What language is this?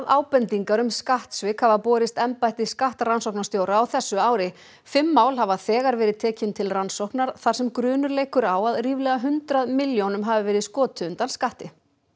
Icelandic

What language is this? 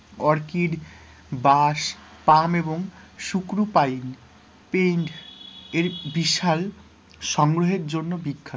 Bangla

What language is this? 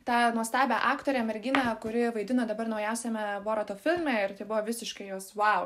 Lithuanian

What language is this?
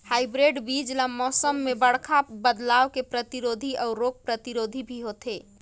Chhattisgarhi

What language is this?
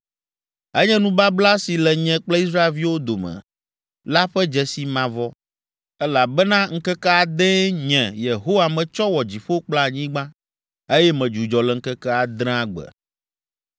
Ewe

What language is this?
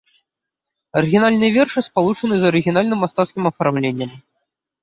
Belarusian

